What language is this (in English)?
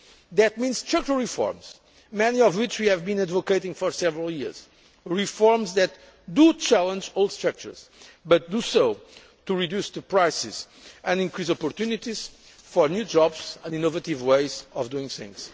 English